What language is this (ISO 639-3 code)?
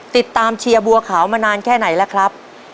tha